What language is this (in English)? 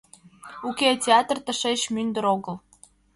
Mari